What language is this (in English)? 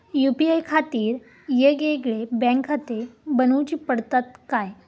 Marathi